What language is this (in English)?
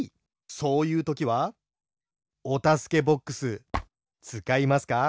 Japanese